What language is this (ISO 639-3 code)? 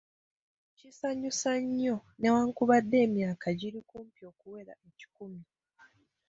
lug